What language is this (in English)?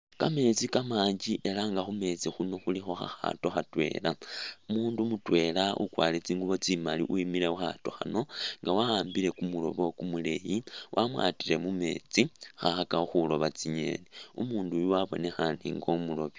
Masaaba